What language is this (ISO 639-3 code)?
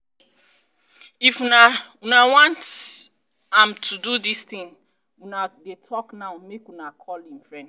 pcm